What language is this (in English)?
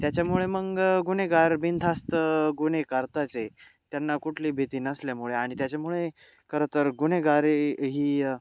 Marathi